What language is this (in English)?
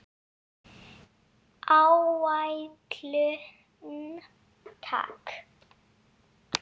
Icelandic